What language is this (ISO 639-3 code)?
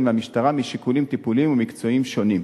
heb